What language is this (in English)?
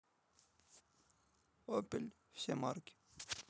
Russian